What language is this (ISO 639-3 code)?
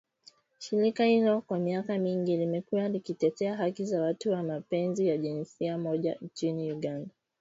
swa